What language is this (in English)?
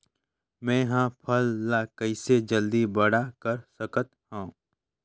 Chhattisgarhi